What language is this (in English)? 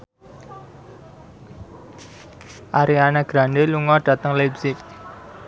Javanese